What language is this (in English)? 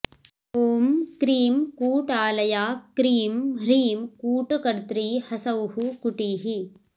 Sanskrit